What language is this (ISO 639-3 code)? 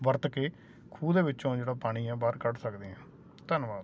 pan